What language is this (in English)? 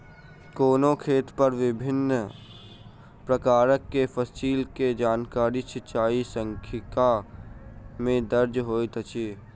Maithili